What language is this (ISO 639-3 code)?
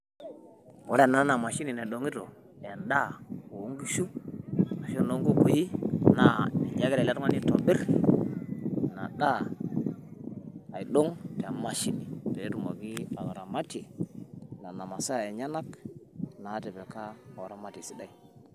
mas